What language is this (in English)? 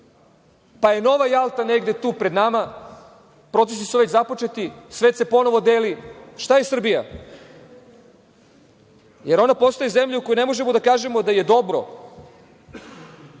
Serbian